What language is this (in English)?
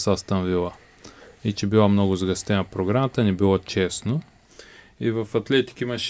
Bulgarian